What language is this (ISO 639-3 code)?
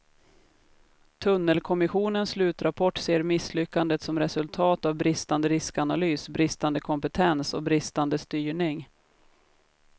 swe